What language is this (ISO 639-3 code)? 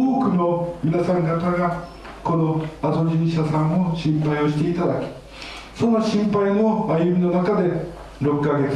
jpn